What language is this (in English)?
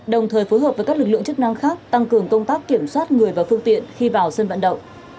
Vietnamese